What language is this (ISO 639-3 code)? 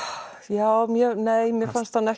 isl